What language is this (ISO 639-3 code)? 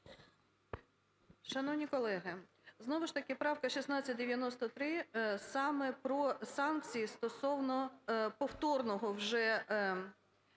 ukr